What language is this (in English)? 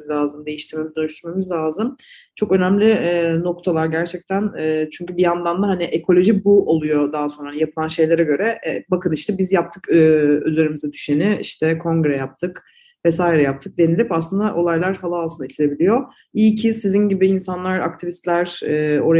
Turkish